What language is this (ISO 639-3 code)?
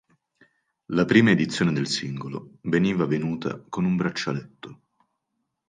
ita